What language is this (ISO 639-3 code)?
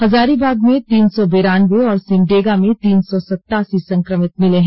hin